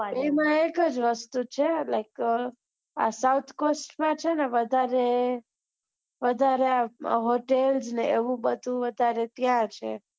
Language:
Gujarati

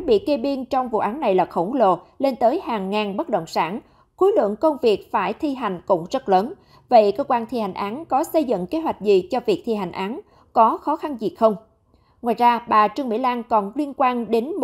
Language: Vietnamese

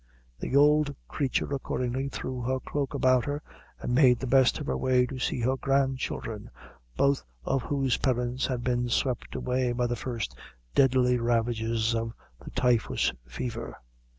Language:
English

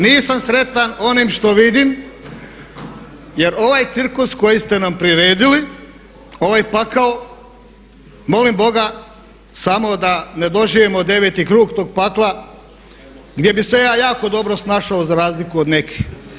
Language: Croatian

